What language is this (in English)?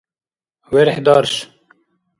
Dargwa